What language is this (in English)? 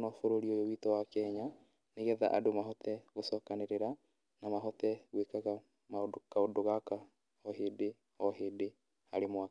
Kikuyu